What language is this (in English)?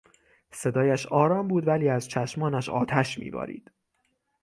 Persian